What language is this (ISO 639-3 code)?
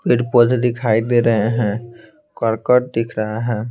hin